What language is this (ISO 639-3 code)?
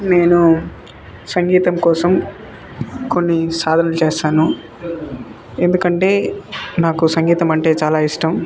tel